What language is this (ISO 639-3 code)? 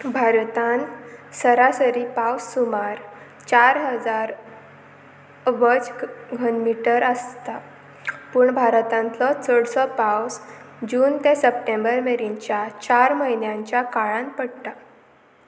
kok